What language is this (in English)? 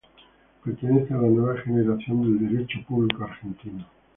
Spanish